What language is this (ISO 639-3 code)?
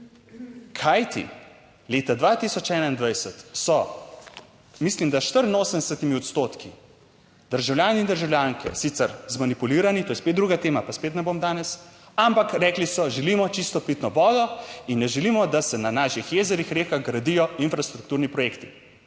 slv